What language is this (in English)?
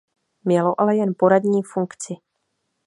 Czech